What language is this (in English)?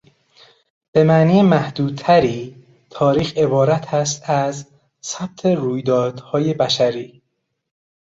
Persian